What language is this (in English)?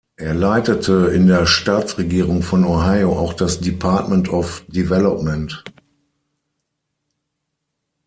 German